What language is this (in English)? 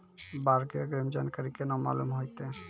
Maithili